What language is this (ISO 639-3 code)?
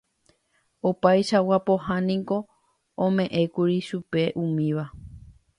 grn